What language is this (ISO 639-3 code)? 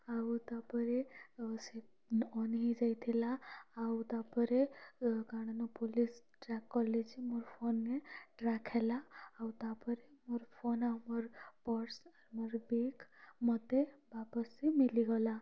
ori